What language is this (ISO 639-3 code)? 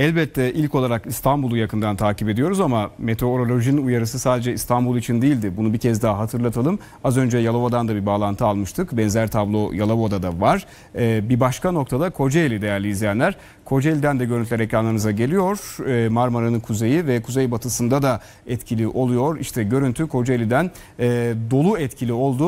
tur